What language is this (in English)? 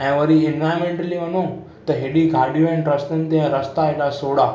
Sindhi